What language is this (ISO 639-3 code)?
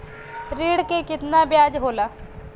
bho